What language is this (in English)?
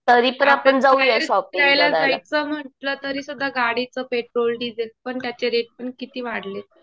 Marathi